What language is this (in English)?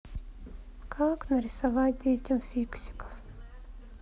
Russian